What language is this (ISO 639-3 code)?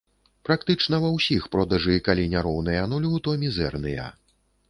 bel